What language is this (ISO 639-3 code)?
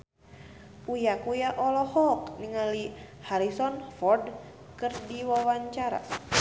sun